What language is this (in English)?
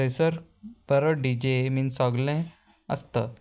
Konkani